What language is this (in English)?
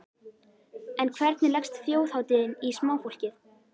Icelandic